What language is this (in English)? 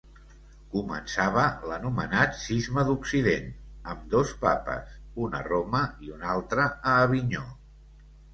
Catalan